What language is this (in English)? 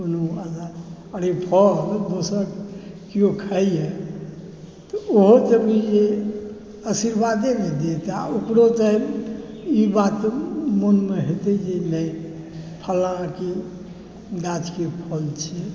Maithili